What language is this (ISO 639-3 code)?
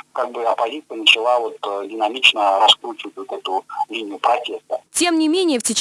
rus